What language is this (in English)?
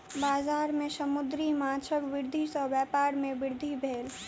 Maithili